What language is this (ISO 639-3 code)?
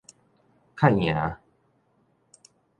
nan